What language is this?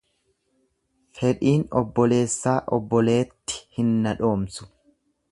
Oromo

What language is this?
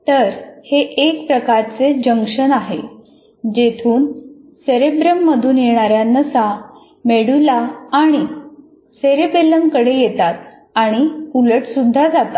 Marathi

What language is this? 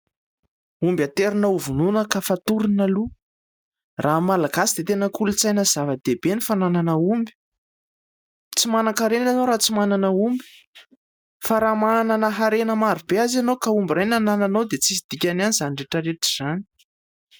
Malagasy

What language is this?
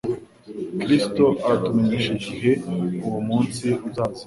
Kinyarwanda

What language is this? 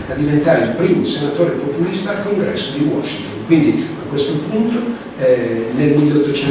Italian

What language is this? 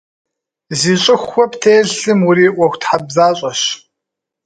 Kabardian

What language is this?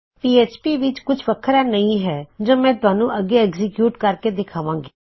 Punjabi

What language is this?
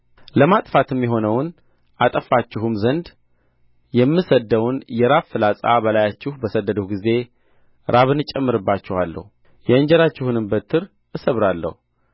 Amharic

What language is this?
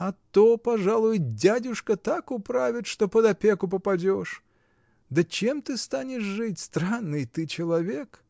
Russian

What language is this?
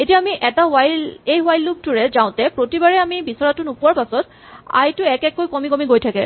Assamese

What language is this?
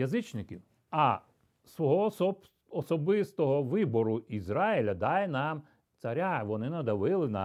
Ukrainian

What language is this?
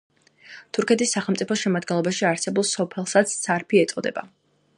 Georgian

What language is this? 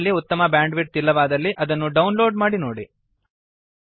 Kannada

